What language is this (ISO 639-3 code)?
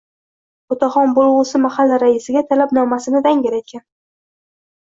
uzb